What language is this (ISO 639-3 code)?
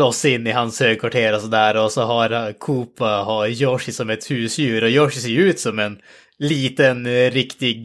swe